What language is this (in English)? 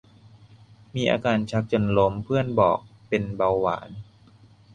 Thai